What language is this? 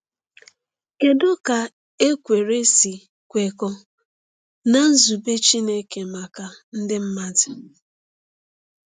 Igbo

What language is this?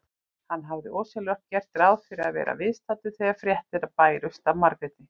Icelandic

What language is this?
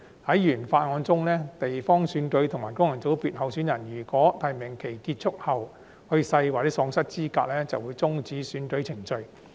Cantonese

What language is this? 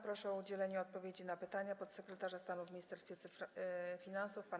Polish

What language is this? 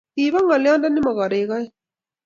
Kalenjin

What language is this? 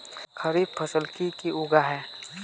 Magahi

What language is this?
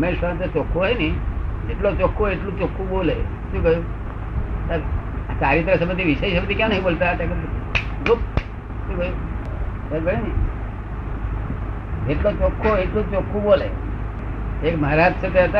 Gujarati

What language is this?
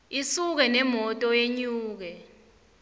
Swati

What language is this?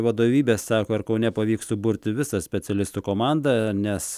Lithuanian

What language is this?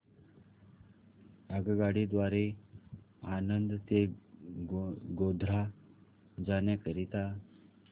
Marathi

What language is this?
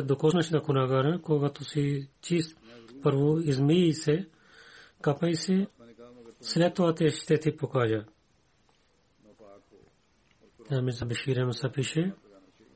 Bulgarian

